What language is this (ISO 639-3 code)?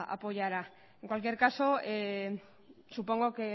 spa